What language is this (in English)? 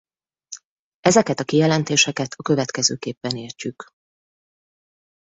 Hungarian